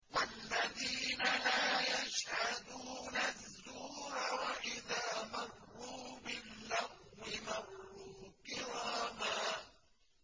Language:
Arabic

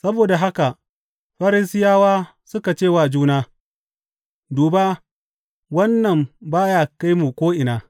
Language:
Hausa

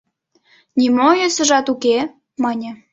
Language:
Mari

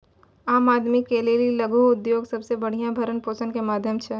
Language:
Maithili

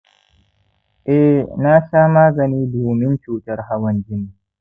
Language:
Hausa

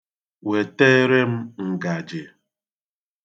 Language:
Igbo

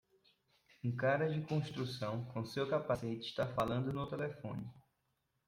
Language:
Portuguese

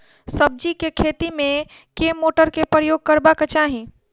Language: Maithili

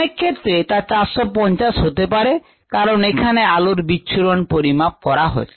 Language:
Bangla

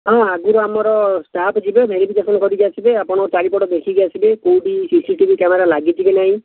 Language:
Odia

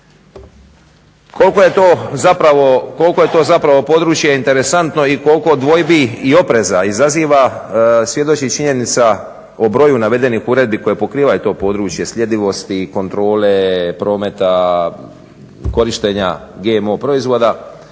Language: Croatian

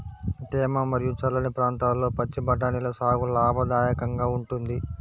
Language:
Telugu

